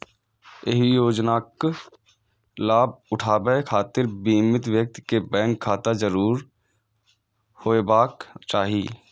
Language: Maithili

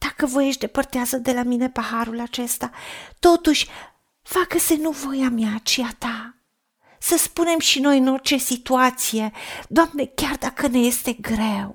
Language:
Romanian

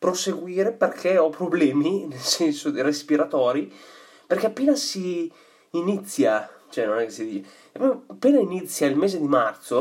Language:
Italian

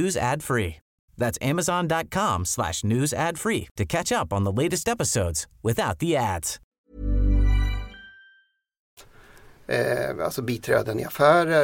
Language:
Swedish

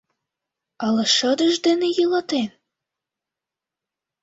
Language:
Mari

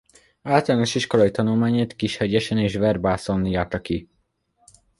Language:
Hungarian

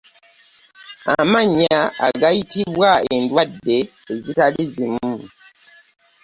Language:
Ganda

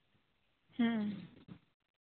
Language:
Santali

